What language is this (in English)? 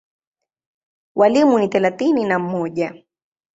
Swahili